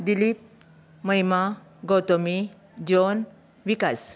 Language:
Konkani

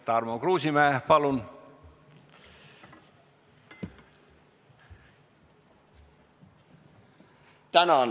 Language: Estonian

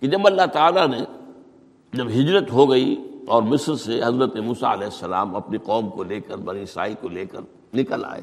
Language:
Urdu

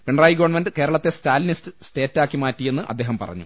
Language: Malayalam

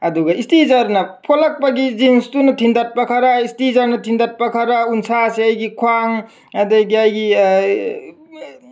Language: Manipuri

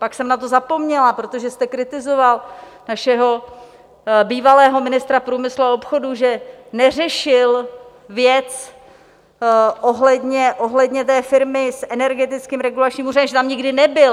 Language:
Czech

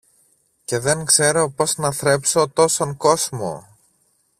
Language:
Greek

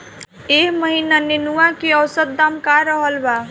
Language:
Bhojpuri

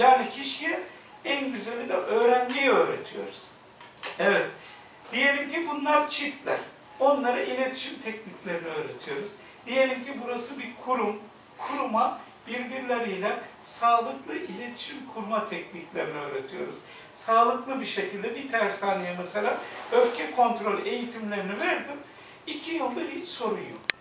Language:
Turkish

